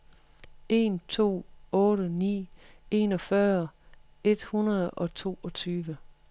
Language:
Danish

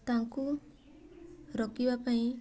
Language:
Odia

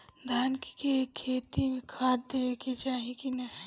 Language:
Bhojpuri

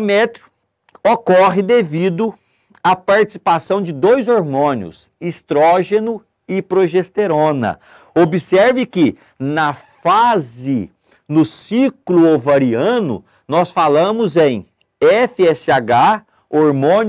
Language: Portuguese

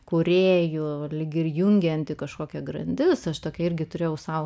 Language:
Lithuanian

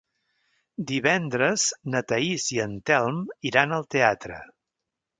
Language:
Catalan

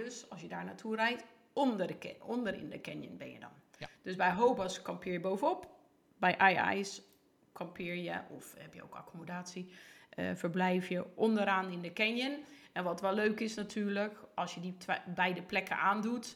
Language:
Dutch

